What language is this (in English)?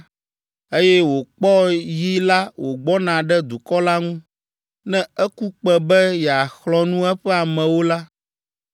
Ewe